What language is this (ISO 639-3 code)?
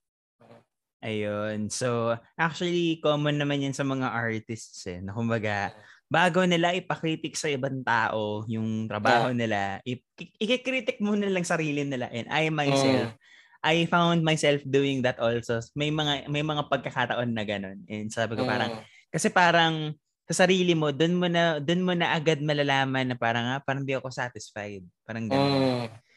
fil